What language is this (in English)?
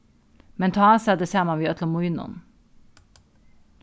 Faroese